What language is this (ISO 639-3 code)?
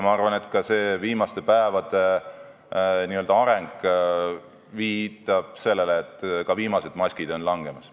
est